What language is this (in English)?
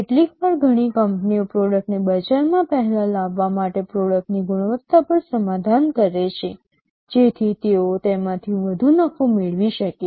Gujarati